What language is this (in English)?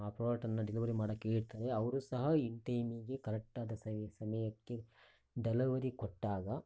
Kannada